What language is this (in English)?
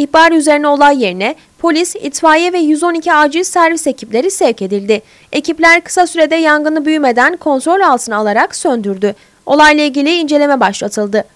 Turkish